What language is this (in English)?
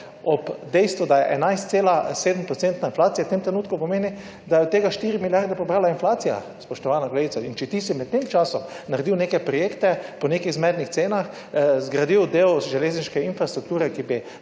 Slovenian